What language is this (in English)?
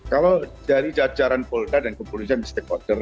Indonesian